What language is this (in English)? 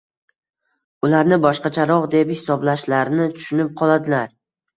Uzbek